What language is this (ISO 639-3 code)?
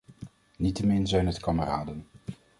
nld